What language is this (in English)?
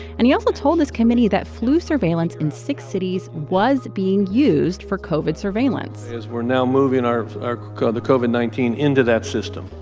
English